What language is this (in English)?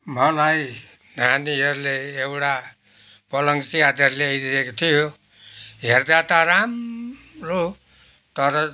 Nepali